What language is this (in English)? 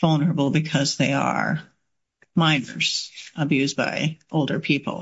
English